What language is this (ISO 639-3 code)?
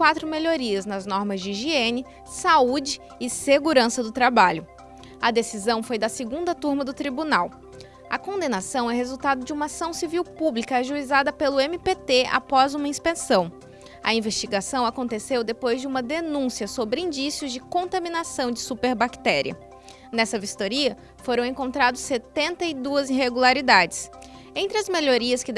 por